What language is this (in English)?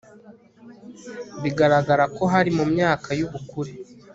Kinyarwanda